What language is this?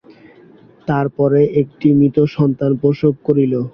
Bangla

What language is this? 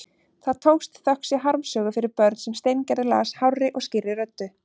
Icelandic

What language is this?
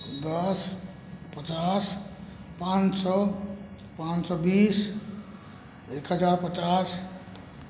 Maithili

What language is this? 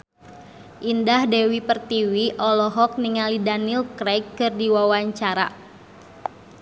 Sundanese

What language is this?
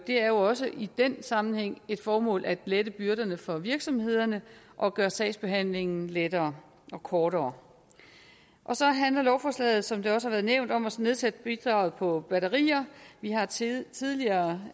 Danish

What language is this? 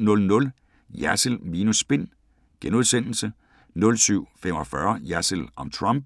Danish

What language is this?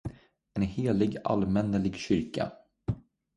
Swedish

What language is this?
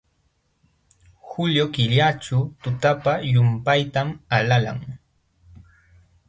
Jauja Wanca Quechua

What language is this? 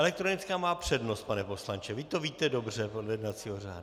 Czech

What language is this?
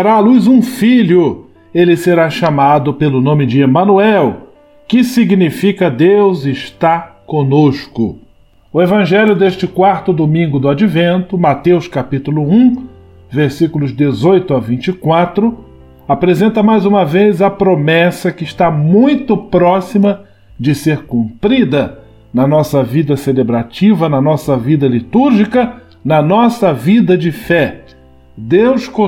Portuguese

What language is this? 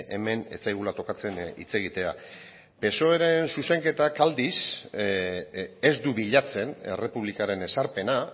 Basque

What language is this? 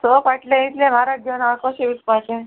Konkani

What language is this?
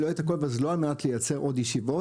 Hebrew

